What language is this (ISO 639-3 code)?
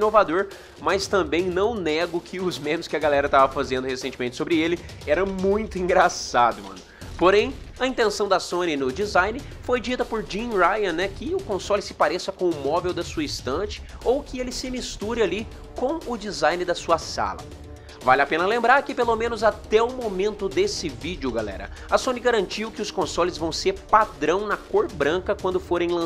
por